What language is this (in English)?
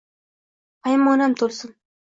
Uzbek